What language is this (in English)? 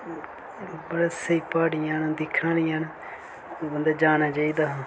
Dogri